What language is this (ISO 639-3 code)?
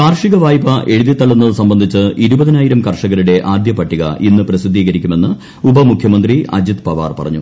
mal